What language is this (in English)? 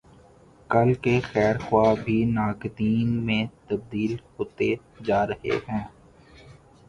Urdu